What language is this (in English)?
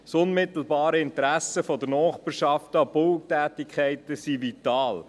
Swiss German